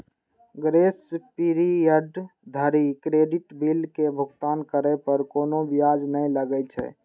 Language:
Maithili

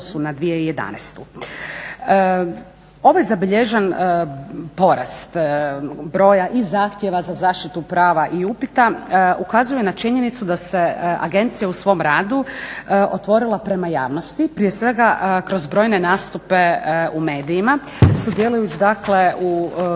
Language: Croatian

